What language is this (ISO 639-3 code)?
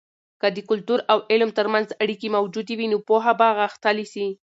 pus